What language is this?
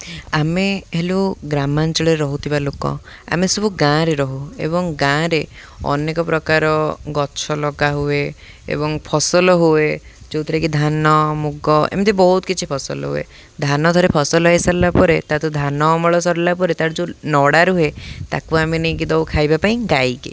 Odia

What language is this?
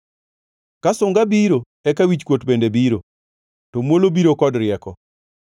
Luo (Kenya and Tanzania)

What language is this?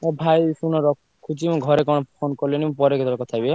Odia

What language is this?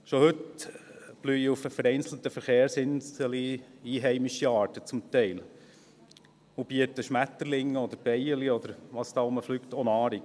Swiss German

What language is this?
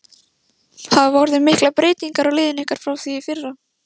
Icelandic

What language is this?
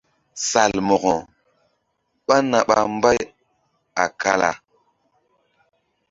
Mbum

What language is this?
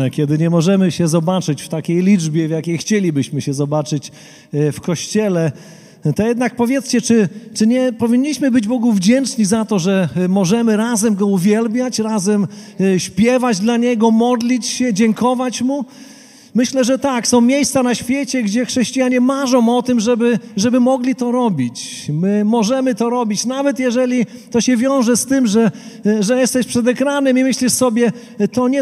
Polish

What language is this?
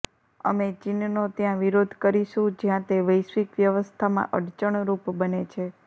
Gujarati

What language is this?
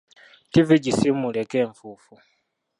Ganda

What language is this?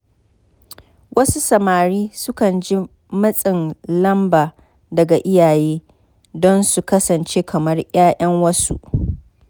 Hausa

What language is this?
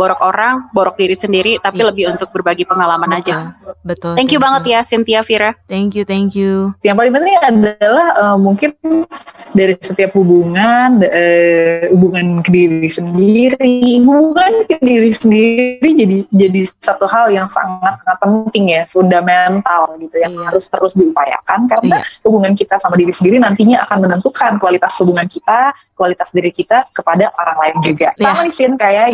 Indonesian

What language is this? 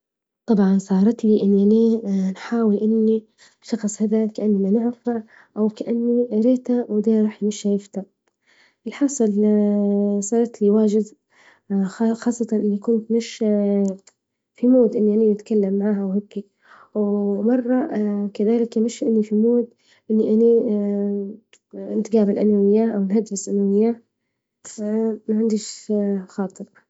Libyan Arabic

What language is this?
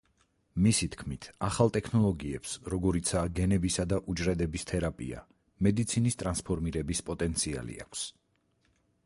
Georgian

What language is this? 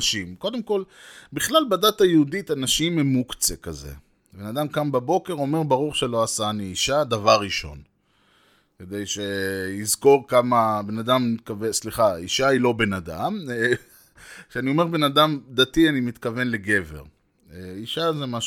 Hebrew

